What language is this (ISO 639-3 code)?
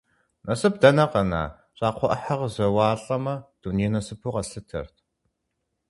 kbd